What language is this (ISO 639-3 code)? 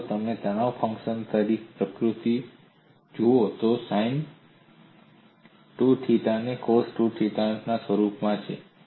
guj